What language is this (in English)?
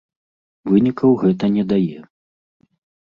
Belarusian